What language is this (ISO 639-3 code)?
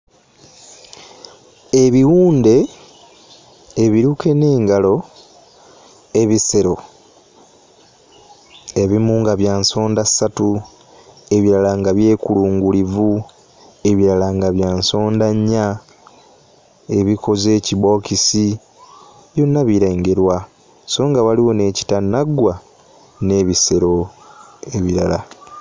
lug